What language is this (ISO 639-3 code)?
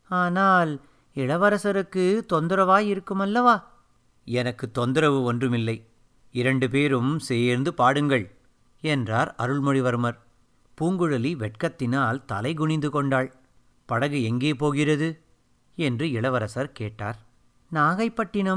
tam